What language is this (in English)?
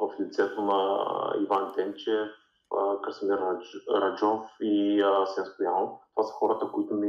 Bulgarian